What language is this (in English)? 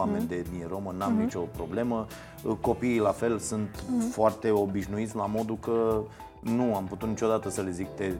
Romanian